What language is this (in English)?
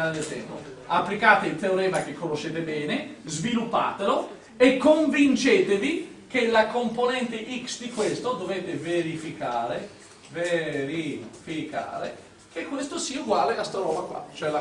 Italian